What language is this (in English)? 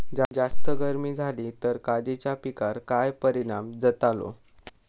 Marathi